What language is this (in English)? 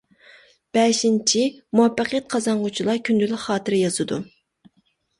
Uyghur